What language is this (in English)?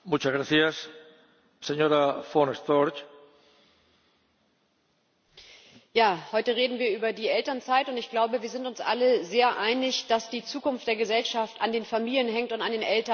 German